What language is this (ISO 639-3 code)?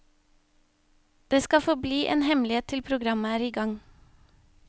nor